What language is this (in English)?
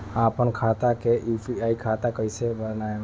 Bhojpuri